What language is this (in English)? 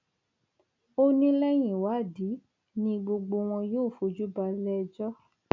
Yoruba